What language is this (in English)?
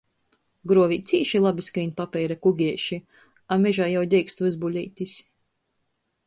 Latgalian